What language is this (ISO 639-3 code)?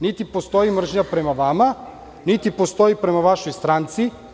srp